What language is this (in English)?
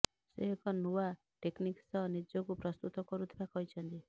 Odia